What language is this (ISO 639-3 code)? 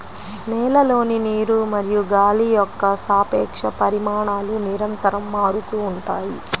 tel